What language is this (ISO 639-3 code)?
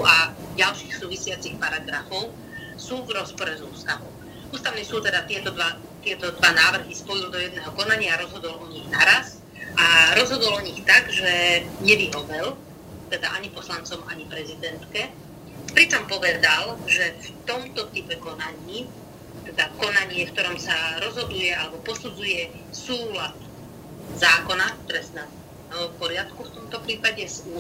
slk